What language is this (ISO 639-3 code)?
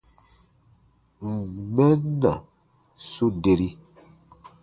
bba